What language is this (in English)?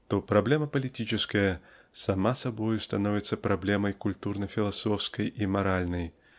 Russian